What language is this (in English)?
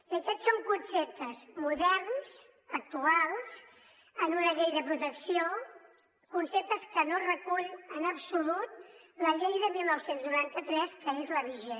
Catalan